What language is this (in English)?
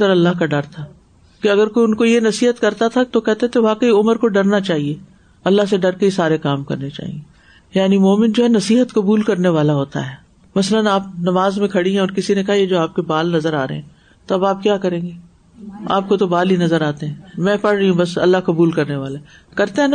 Urdu